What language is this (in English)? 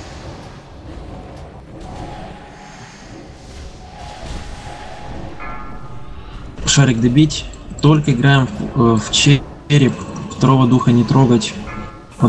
Russian